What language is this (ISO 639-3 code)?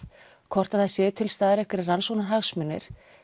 isl